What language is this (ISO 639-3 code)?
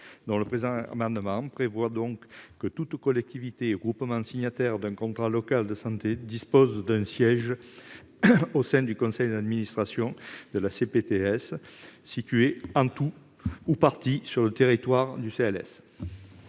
fra